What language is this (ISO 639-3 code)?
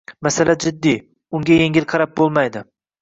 uzb